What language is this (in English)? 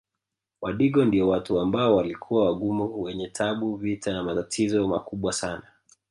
Swahili